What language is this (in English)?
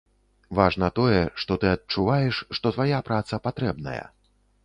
Belarusian